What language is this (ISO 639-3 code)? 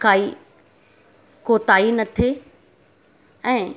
snd